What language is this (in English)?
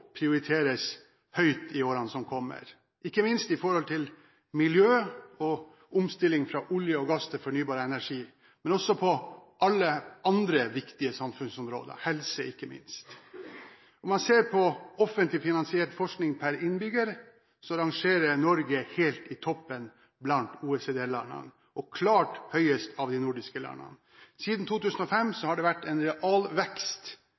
Norwegian Bokmål